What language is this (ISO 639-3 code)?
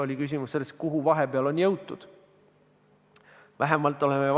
est